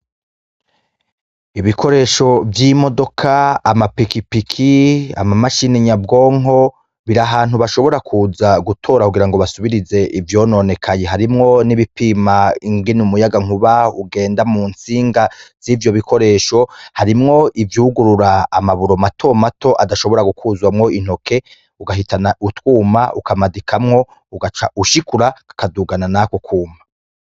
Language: Rundi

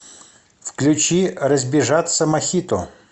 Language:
Russian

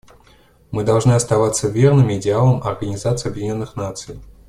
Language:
Russian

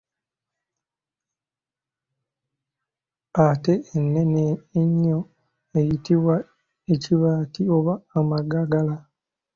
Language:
Ganda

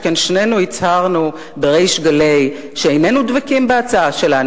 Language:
Hebrew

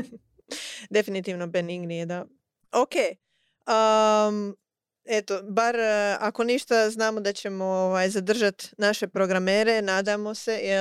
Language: Croatian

